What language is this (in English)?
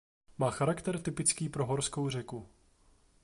Czech